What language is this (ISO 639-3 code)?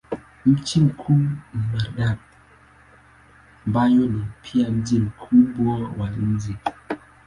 swa